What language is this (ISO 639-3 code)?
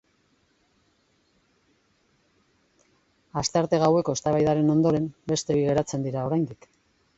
eus